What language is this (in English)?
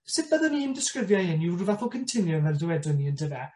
Welsh